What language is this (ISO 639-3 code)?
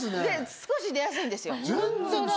jpn